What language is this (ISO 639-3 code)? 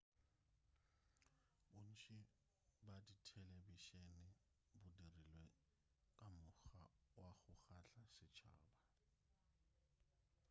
nso